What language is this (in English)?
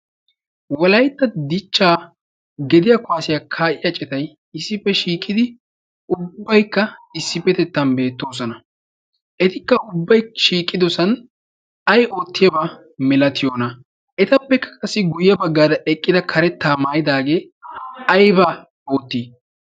Wolaytta